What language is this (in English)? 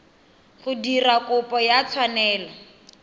Tswana